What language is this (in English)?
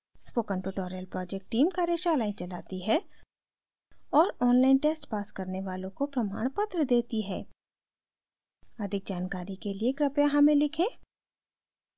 Hindi